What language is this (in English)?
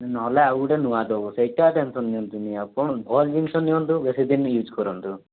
Odia